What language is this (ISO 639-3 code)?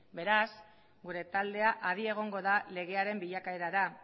eus